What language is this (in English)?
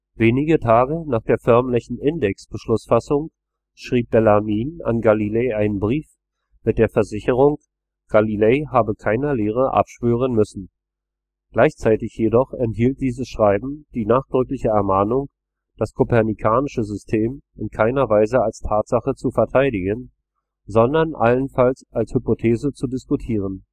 German